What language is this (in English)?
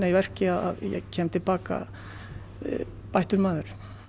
Icelandic